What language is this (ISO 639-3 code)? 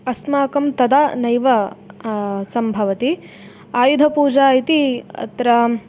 san